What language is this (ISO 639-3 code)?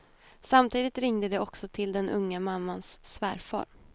swe